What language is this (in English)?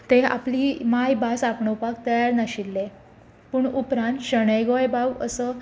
Konkani